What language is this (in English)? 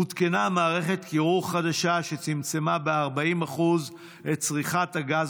Hebrew